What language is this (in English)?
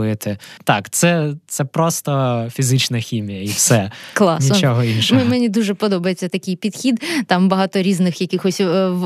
Ukrainian